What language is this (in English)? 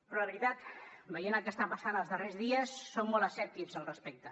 Catalan